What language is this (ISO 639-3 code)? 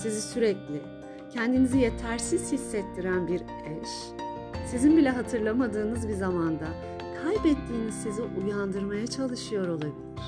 tur